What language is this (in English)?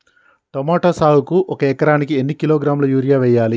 Telugu